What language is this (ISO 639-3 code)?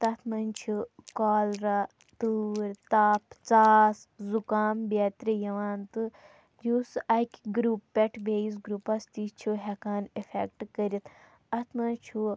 kas